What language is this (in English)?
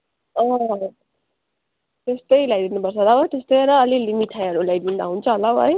Nepali